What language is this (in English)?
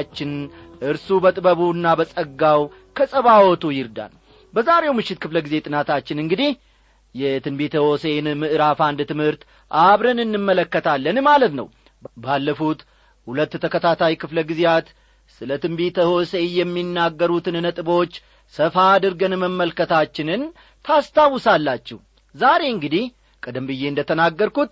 Amharic